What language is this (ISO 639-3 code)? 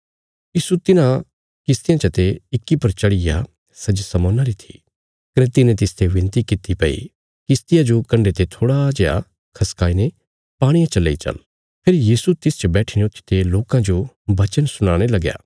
kfs